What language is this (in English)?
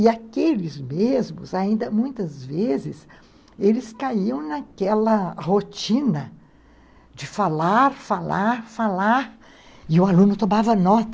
Portuguese